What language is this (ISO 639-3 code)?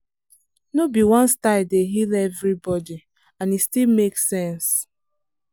pcm